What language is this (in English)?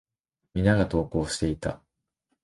Japanese